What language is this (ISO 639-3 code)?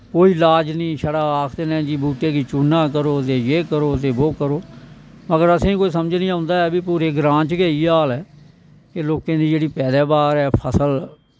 doi